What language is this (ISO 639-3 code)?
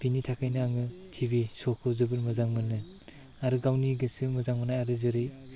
brx